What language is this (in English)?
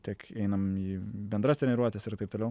Lithuanian